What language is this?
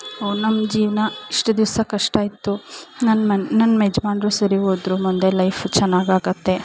Kannada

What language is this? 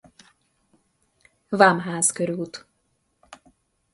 Hungarian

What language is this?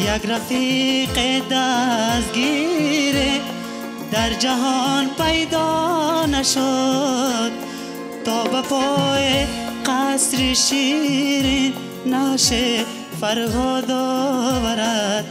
Persian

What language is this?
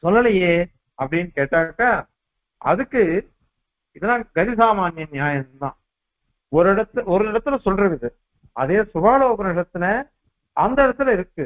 Tamil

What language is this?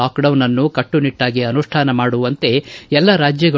Kannada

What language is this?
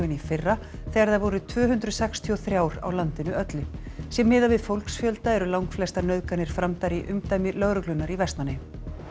Icelandic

